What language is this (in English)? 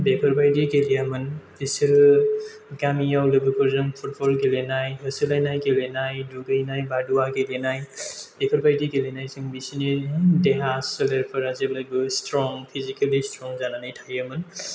Bodo